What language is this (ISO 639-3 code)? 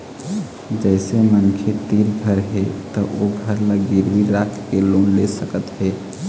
hne